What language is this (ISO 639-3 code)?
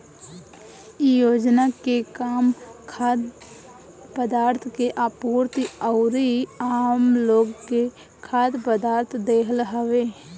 bho